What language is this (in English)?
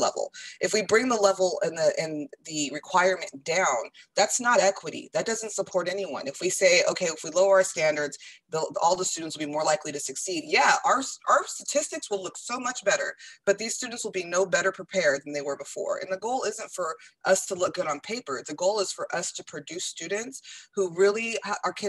English